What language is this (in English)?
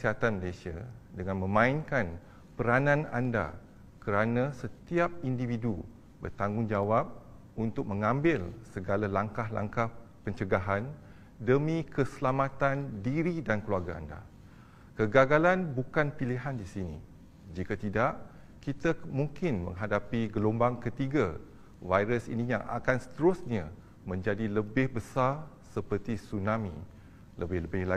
Malay